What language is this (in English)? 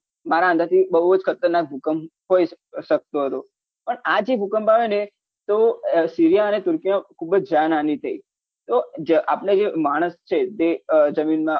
Gujarati